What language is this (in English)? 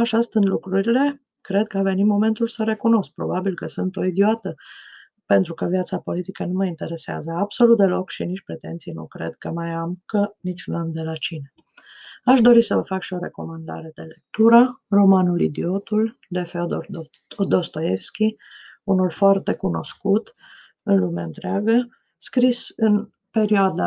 Romanian